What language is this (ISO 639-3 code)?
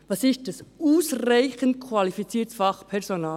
gsw